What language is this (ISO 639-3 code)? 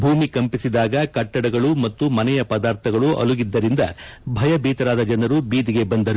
kan